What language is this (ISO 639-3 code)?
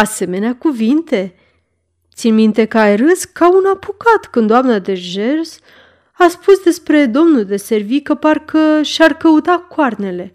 ron